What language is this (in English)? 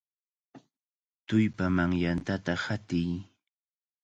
Cajatambo North Lima Quechua